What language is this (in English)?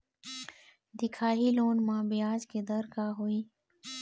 Chhattisgarhi